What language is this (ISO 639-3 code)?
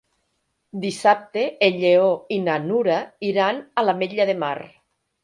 cat